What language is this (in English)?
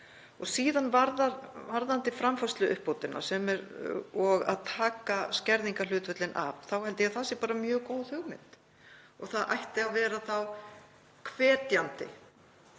Icelandic